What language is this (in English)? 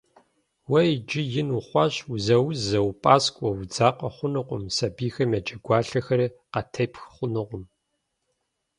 Kabardian